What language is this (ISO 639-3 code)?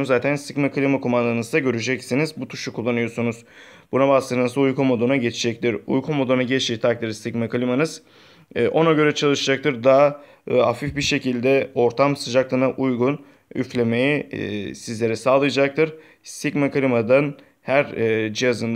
tur